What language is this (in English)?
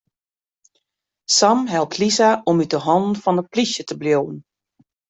Western Frisian